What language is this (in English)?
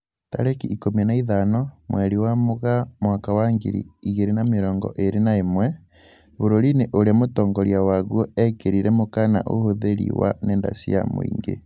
Kikuyu